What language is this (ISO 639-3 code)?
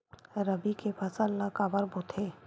hne